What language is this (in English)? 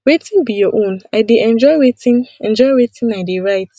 Nigerian Pidgin